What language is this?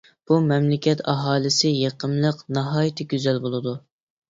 Uyghur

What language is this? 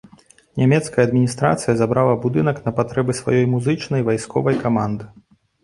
Belarusian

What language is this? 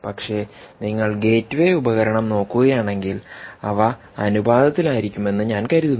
Malayalam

